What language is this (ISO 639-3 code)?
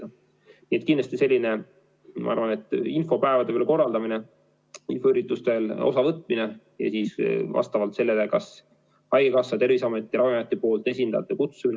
est